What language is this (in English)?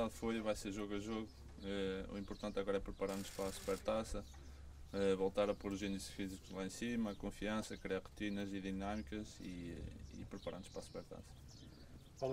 Portuguese